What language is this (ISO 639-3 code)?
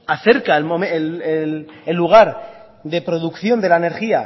spa